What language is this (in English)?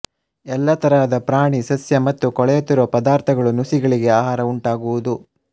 Kannada